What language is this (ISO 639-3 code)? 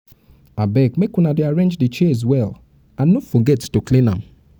pcm